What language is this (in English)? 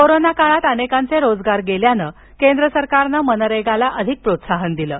Marathi